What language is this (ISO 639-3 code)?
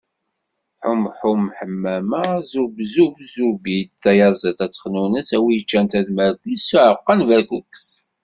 kab